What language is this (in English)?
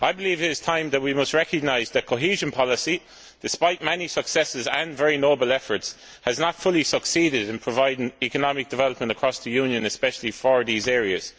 English